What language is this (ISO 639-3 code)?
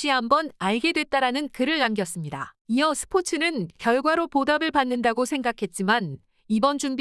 kor